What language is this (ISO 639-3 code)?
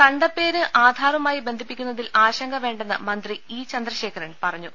mal